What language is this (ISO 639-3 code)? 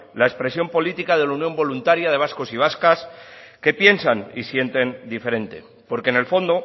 spa